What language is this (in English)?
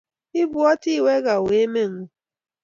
Kalenjin